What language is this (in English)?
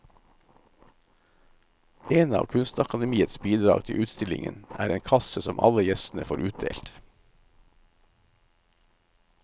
Norwegian